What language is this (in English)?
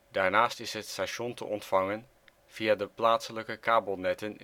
Dutch